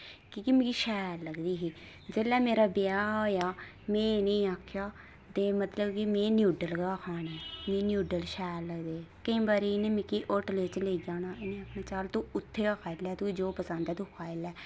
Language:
Dogri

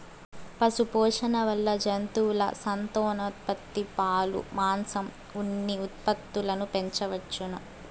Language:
Telugu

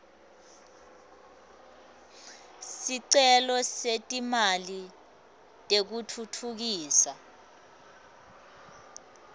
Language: Swati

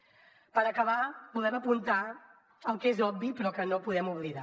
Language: Catalan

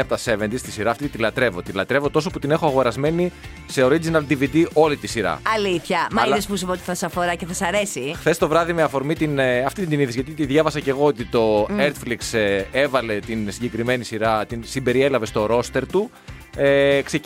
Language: Greek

